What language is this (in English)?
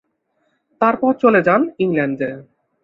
Bangla